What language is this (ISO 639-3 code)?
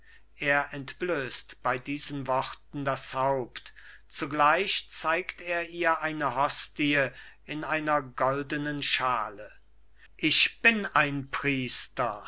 deu